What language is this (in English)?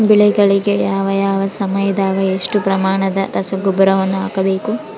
Kannada